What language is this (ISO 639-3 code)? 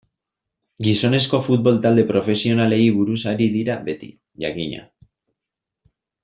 eus